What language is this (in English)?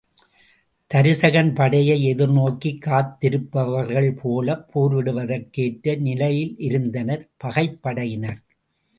Tamil